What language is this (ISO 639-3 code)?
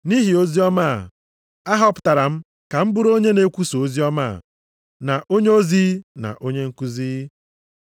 ibo